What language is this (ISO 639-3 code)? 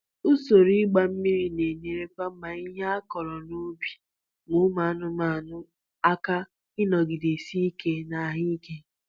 ibo